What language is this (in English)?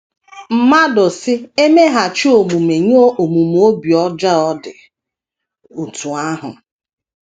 Igbo